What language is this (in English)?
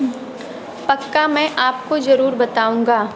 Hindi